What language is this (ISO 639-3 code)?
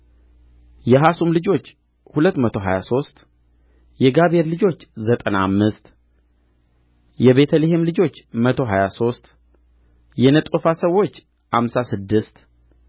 amh